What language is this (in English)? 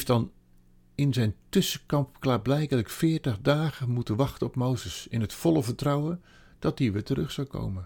Dutch